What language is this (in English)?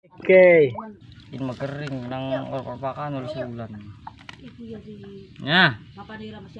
Indonesian